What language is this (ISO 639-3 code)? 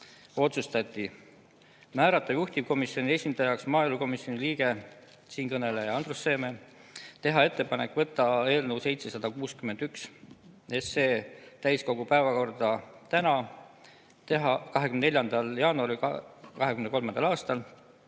est